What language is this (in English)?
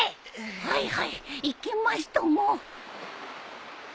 Japanese